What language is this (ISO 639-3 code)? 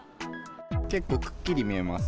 jpn